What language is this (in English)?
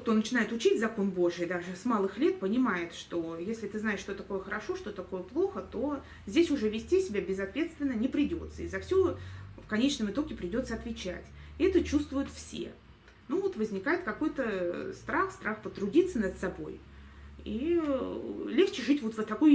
Russian